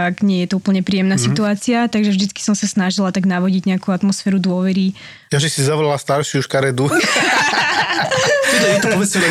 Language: Slovak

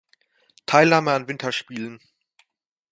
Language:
German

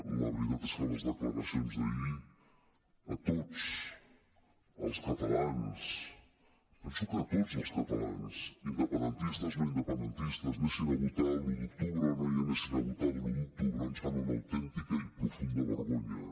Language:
Catalan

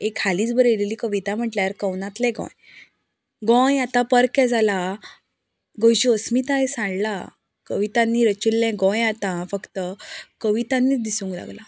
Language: Konkani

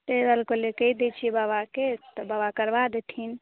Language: Maithili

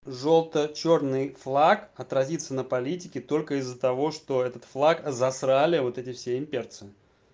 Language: Russian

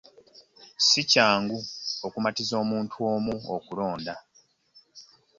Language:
Ganda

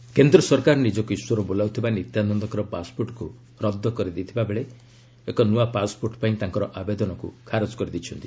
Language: Odia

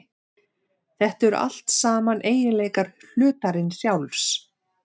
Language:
Icelandic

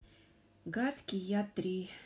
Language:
Russian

